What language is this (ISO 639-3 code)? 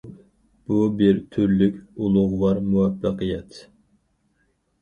uig